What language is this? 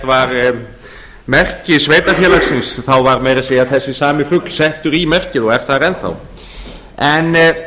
Icelandic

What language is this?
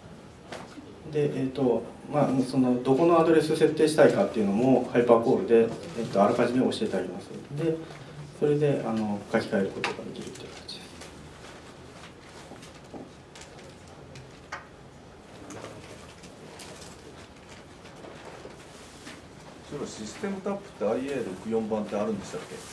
Japanese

